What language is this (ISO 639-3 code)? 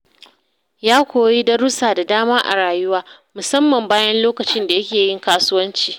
hau